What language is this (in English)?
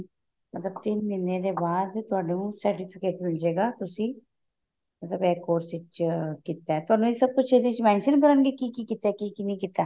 Punjabi